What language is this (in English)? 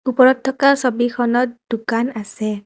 Assamese